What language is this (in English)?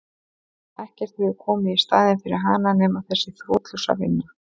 Icelandic